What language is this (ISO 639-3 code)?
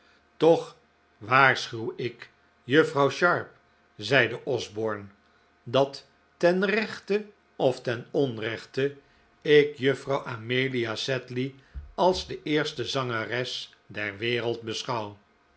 nld